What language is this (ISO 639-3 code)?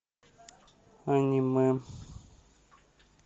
rus